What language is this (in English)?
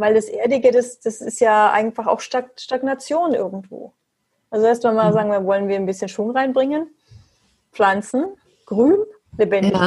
German